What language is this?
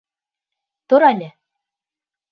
Bashkir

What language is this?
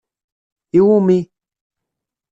Kabyle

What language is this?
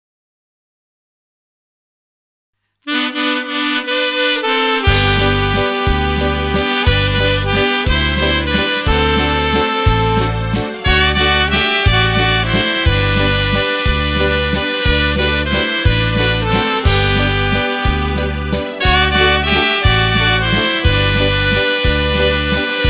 Slovak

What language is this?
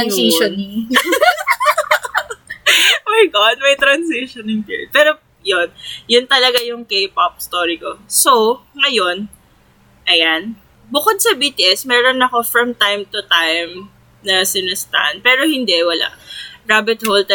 Filipino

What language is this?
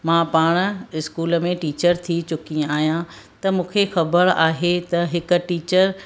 Sindhi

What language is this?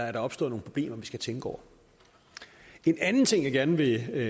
Danish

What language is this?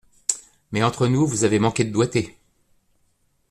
French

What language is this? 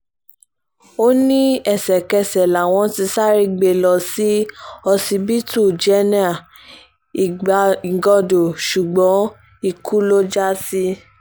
Yoruba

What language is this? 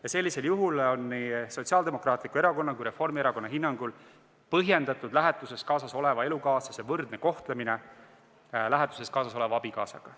Estonian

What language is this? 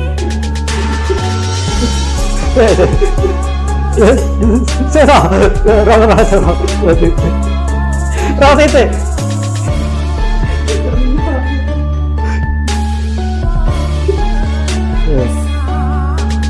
Indonesian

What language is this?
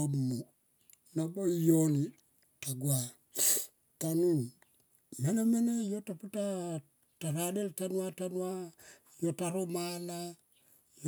Tomoip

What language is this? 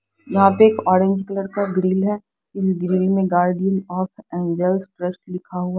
Hindi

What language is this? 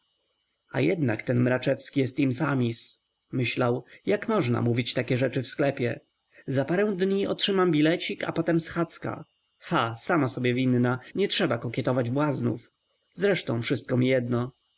Polish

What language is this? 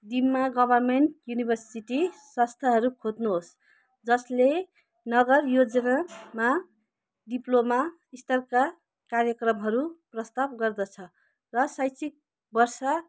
Nepali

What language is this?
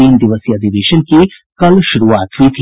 Hindi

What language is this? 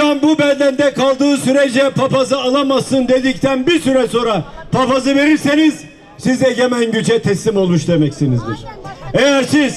Turkish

